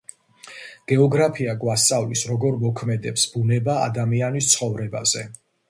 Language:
Georgian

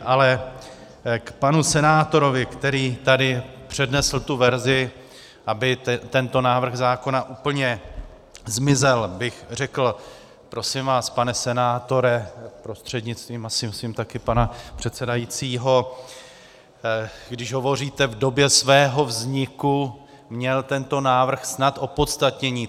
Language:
Czech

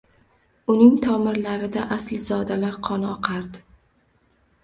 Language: Uzbek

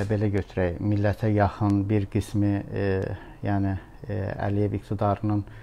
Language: Turkish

